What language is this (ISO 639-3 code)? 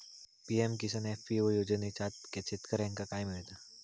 mar